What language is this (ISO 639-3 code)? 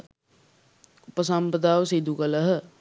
sin